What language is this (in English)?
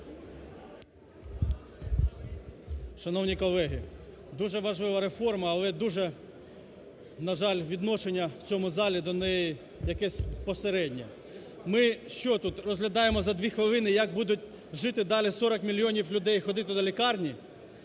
Ukrainian